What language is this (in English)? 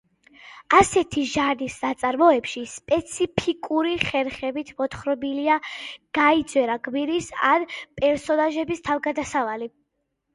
Georgian